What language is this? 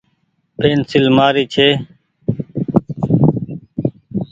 Goaria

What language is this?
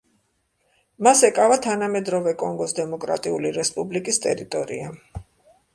Georgian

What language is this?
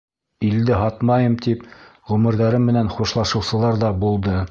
Bashkir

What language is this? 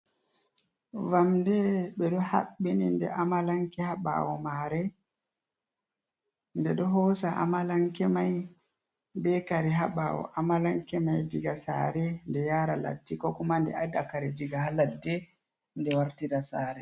Fula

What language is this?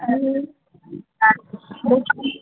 Hindi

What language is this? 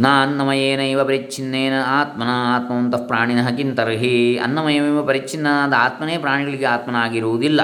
Kannada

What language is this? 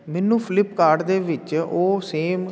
Punjabi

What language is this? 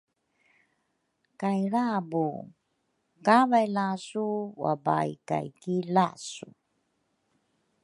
Rukai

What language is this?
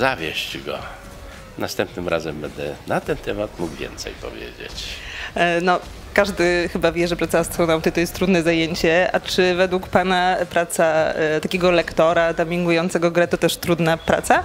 Polish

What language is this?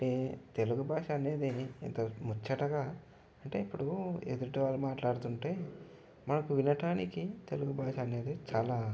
Telugu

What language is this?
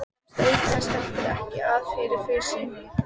Icelandic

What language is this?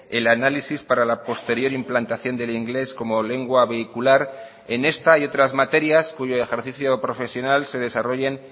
Spanish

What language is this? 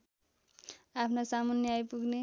Nepali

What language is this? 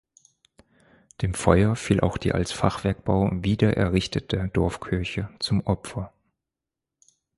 German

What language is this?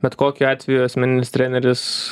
Lithuanian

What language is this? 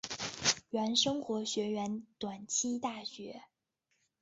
Chinese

